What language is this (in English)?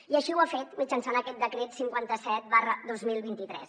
Catalan